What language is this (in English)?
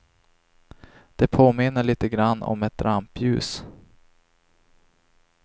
Swedish